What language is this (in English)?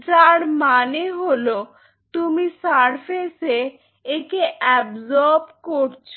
Bangla